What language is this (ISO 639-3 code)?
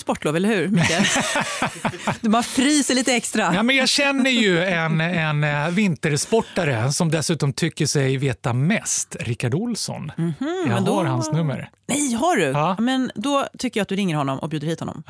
swe